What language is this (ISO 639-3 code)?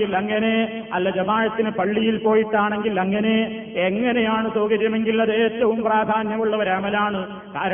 mal